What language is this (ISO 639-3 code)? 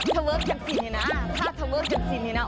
tha